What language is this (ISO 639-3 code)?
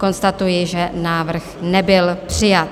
ces